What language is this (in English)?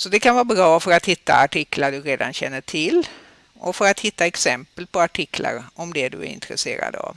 Swedish